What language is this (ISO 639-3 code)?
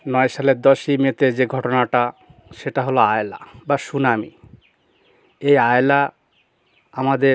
ben